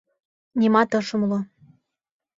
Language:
Mari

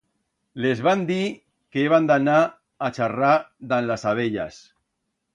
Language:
Aragonese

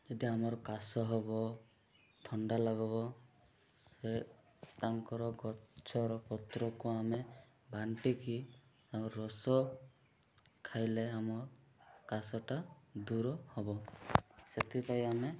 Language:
Odia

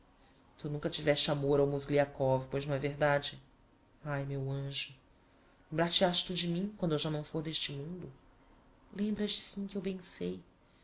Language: Portuguese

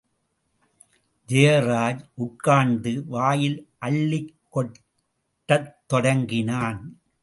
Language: Tamil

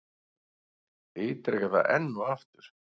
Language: Icelandic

